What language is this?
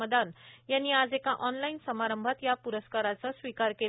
Marathi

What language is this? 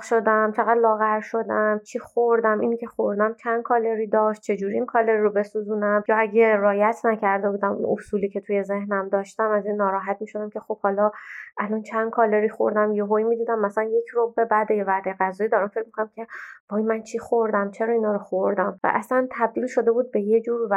Persian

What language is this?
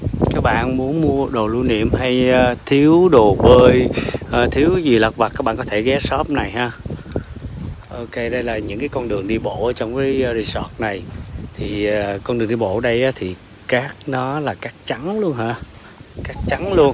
Vietnamese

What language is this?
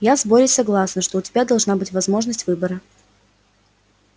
Russian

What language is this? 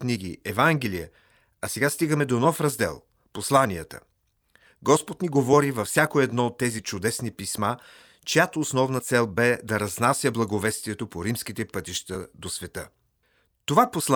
Bulgarian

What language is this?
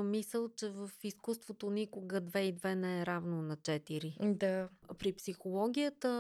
Bulgarian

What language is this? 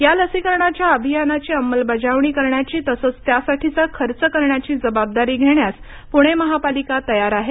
Marathi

